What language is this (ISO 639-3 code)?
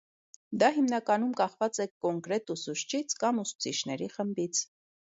hye